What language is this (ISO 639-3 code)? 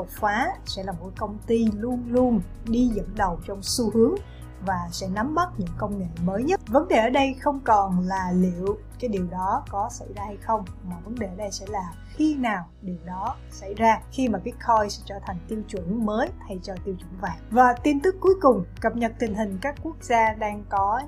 vie